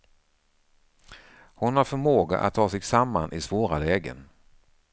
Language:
Swedish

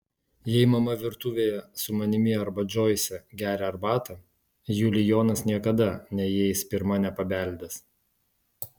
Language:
Lithuanian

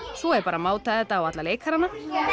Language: Icelandic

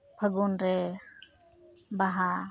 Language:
Santali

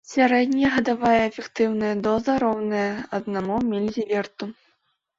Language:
Belarusian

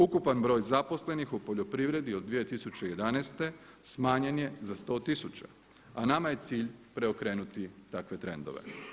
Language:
Croatian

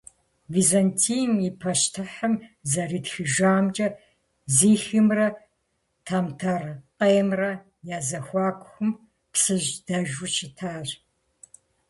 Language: Kabardian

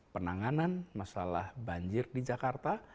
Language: Indonesian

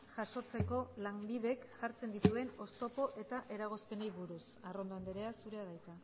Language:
Basque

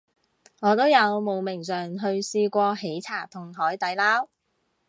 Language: Cantonese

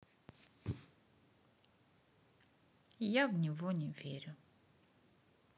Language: Russian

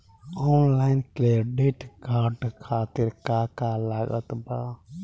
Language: Bhojpuri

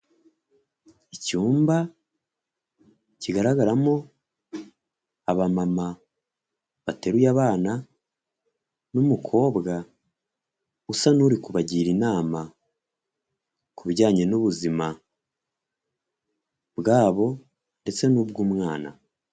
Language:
Kinyarwanda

